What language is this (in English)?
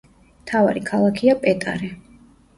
Georgian